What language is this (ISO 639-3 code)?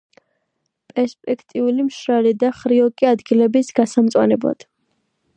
kat